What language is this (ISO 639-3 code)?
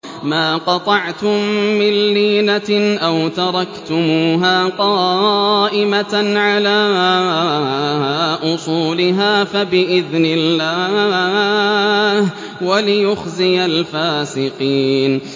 ara